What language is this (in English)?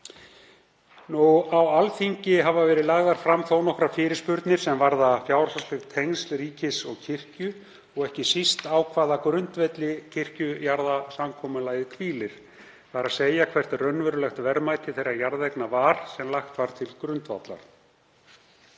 Icelandic